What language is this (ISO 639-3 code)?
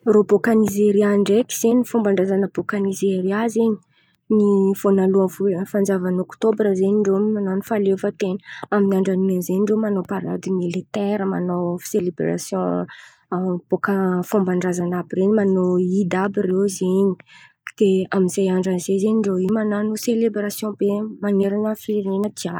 xmv